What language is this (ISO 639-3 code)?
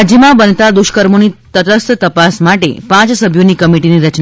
guj